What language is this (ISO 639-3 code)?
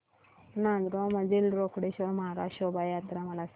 mar